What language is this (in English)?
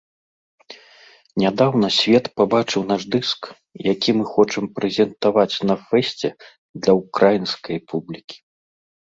Belarusian